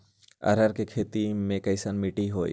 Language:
Magahi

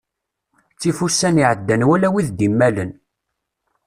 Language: Kabyle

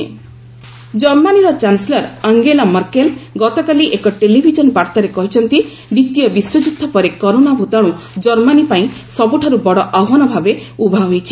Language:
Odia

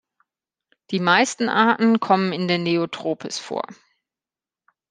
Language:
German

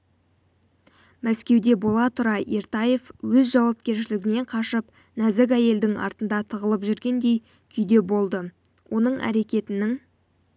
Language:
Kazakh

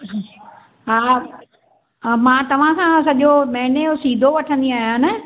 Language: Sindhi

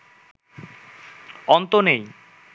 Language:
Bangla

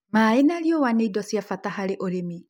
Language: Kikuyu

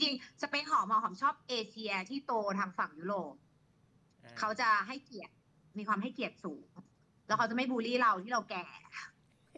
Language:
Thai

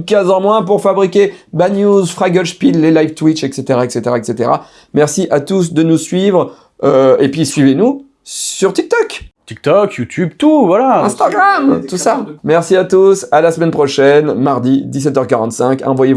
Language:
French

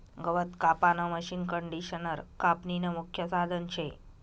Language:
Marathi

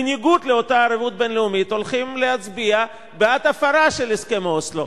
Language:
Hebrew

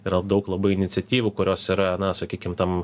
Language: Lithuanian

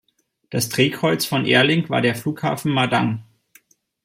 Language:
German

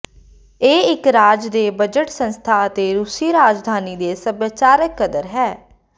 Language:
Punjabi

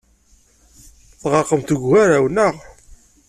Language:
Kabyle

